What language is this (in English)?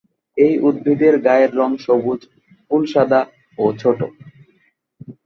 Bangla